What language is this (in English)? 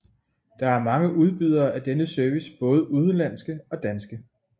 Danish